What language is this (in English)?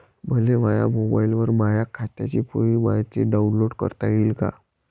Marathi